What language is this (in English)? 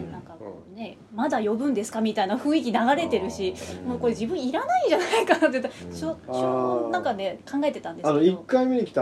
Japanese